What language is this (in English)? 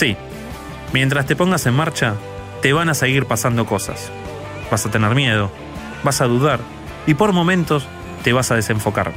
Spanish